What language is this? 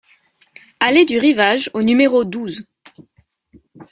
French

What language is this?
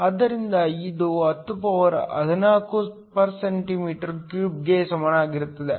Kannada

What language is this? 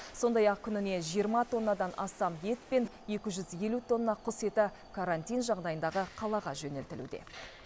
Kazakh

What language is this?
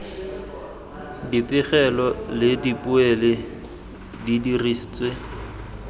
Tswana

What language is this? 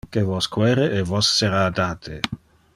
Interlingua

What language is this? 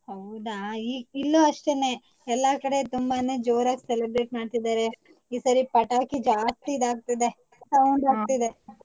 Kannada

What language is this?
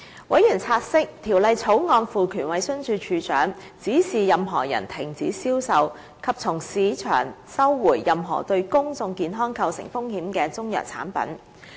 Cantonese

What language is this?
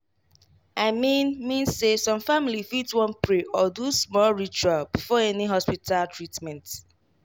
Nigerian Pidgin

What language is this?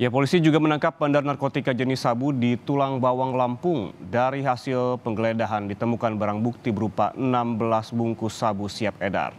Indonesian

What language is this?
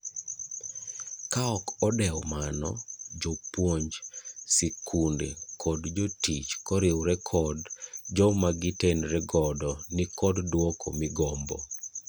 Luo (Kenya and Tanzania)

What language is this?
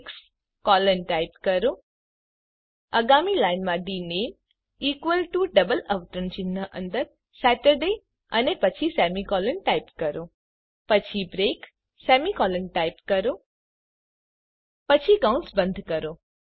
Gujarati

